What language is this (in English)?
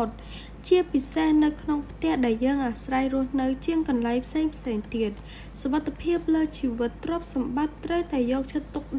Thai